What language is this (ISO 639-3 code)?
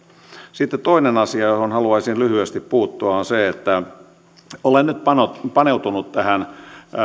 fin